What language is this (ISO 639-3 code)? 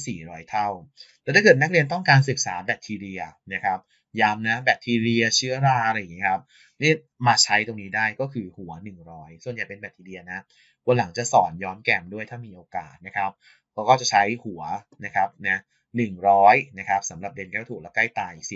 tha